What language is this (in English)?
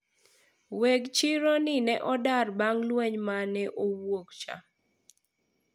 Luo (Kenya and Tanzania)